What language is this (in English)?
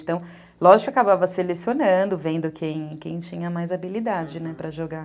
Portuguese